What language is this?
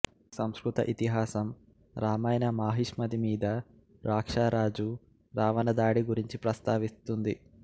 Telugu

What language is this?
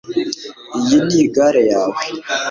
Kinyarwanda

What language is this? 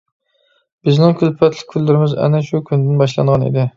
Uyghur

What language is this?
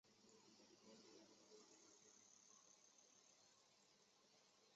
Chinese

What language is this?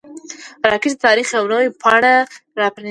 Pashto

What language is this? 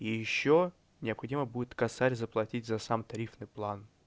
Russian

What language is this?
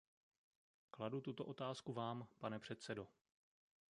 Czech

